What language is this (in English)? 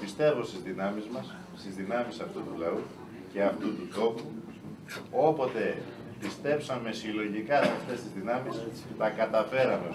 Greek